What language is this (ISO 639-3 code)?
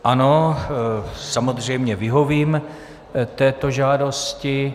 ces